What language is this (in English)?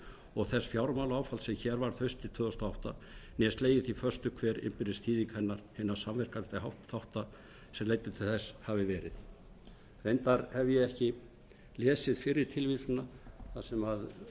Icelandic